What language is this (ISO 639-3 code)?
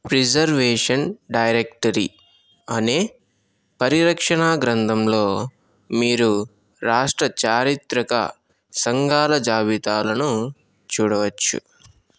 tel